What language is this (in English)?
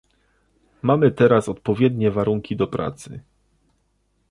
Polish